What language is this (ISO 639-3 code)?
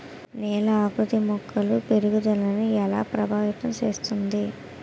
tel